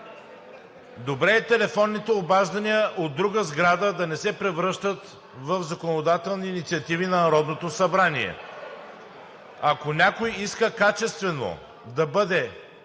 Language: Bulgarian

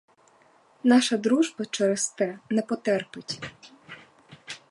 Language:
Ukrainian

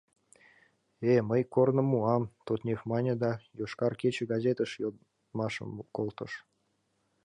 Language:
Mari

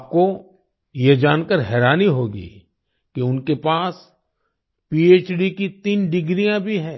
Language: Hindi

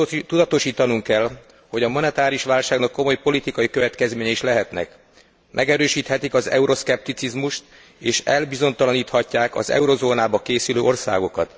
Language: Hungarian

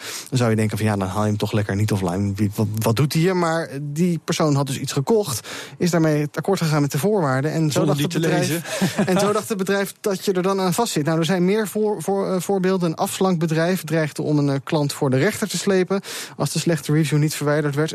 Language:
Dutch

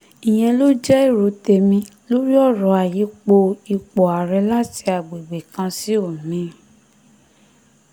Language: Yoruba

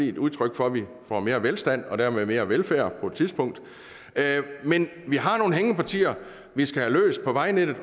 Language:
Danish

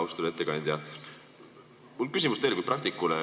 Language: Estonian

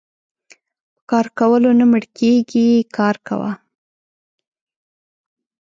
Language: Pashto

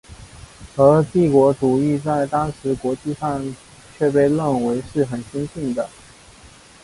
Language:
Chinese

